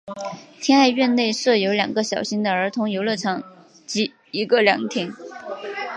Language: Chinese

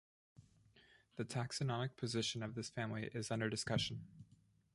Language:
English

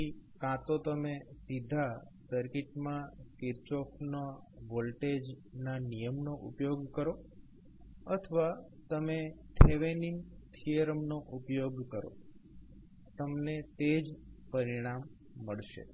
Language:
Gujarati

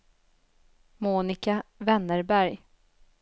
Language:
Swedish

